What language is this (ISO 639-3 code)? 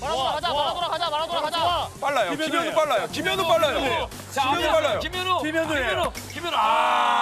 kor